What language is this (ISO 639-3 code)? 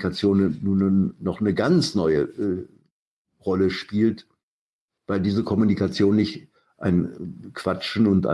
deu